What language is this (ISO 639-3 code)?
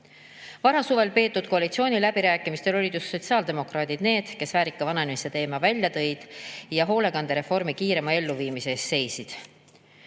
est